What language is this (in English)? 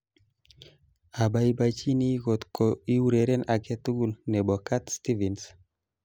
Kalenjin